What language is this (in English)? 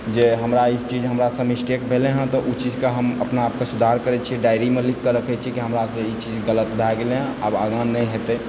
Maithili